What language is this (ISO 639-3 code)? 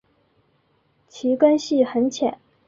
zho